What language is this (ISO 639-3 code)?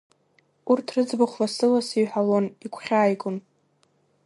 abk